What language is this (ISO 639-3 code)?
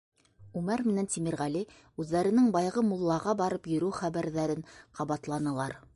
bak